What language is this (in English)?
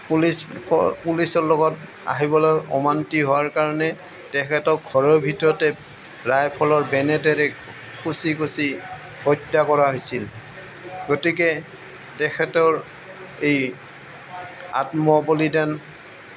Assamese